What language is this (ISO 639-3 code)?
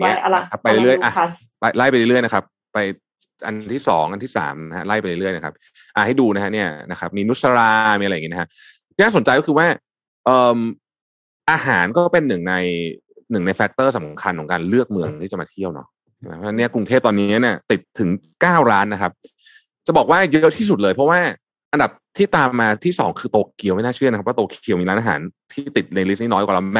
tha